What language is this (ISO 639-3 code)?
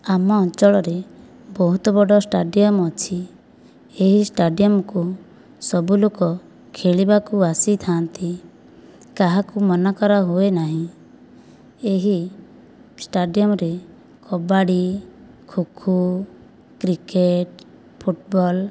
ori